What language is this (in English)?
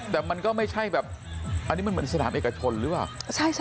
Thai